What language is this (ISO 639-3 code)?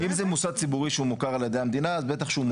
heb